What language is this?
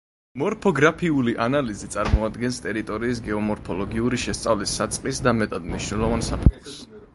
Georgian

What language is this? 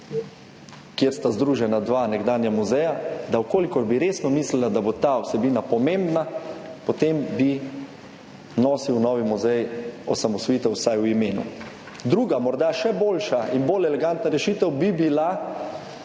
Slovenian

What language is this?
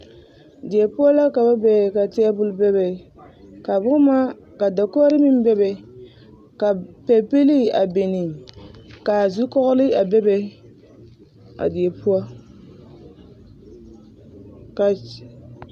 Southern Dagaare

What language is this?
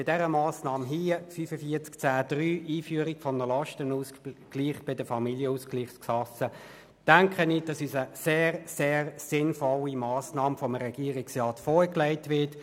Swiss German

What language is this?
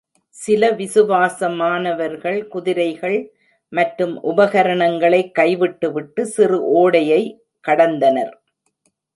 Tamil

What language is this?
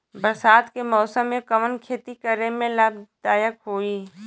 Bhojpuri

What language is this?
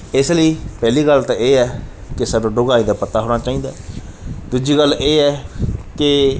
Punjabi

